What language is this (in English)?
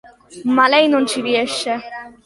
Italian